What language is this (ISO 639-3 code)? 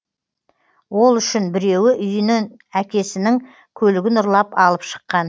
kaz